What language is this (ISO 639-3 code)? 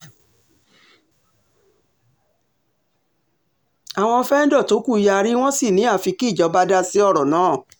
yor